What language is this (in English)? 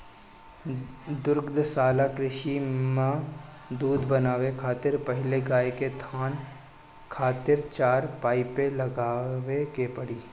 Bhojpuri